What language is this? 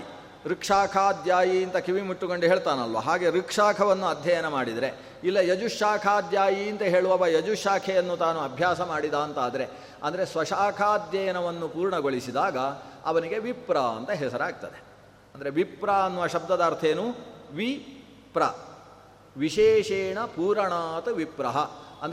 Kannada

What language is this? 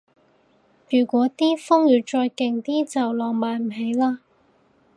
Cantonese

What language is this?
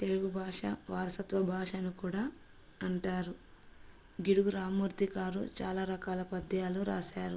Telugu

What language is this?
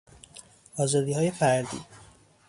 Persian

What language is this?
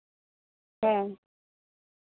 Santali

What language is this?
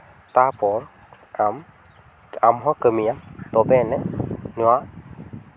Santali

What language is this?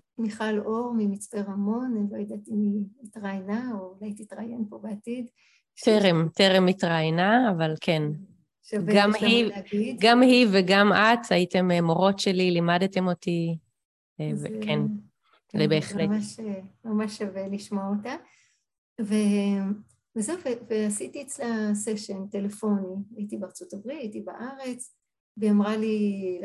Hebrew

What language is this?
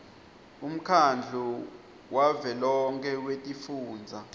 Swati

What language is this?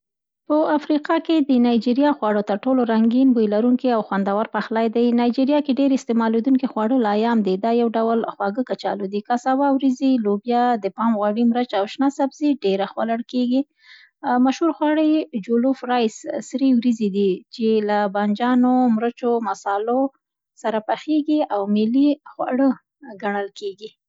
Central Pashto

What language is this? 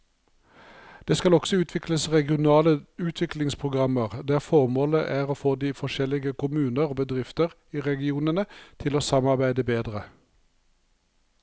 Norwegian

